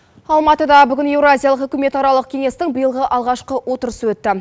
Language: Kazakh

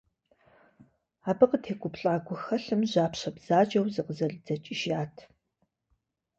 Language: Kabardian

